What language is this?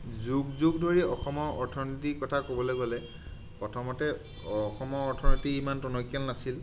Assamese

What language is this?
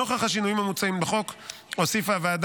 Hebrew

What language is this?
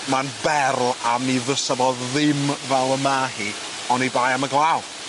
Welsh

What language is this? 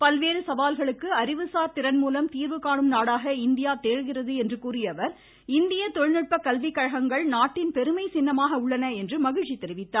Tamil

